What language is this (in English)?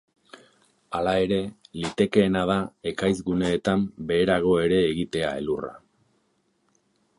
Basque